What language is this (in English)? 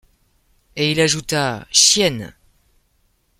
French